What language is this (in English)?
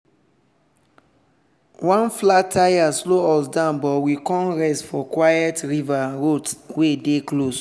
Nigerian Pidgin